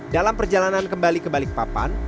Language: Indonesian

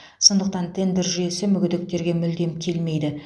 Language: Kazakh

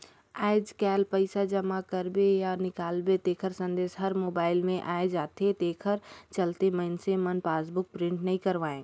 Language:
Chhattisgarhi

